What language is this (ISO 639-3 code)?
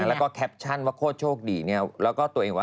tha